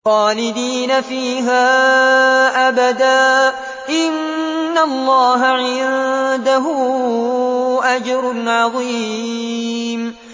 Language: Arabic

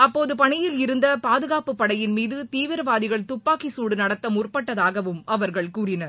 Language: Tamil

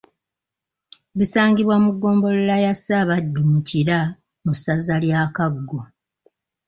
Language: Ganda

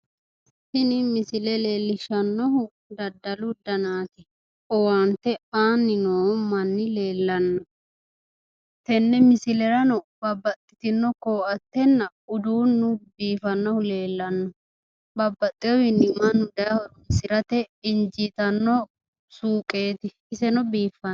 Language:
Sidamo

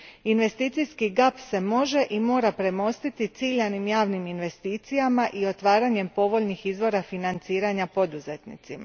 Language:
Croatian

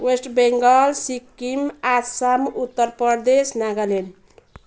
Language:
Nepali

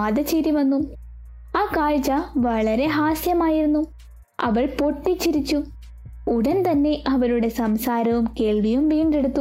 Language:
Malayalam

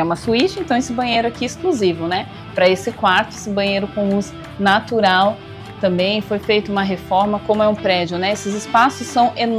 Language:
Portuguese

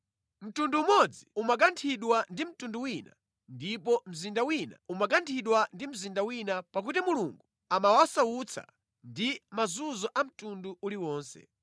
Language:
Nyanja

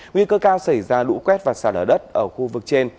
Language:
Vietnamese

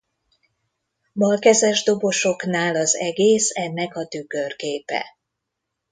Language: Hungarian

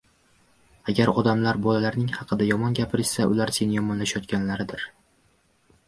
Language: Uzbek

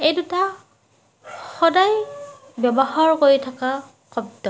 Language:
Assamese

